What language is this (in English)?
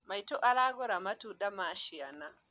Kikuyu